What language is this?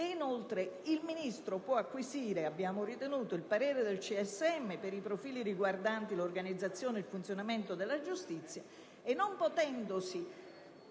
Italian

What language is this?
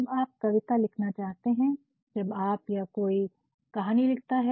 Hindi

